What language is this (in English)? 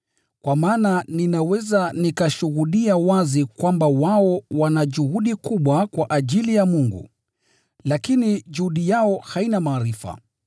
Swahili